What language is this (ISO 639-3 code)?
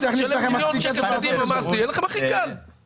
heb